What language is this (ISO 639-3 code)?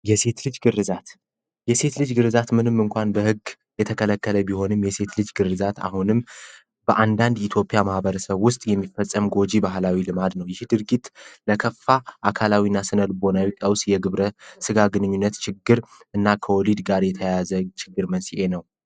amh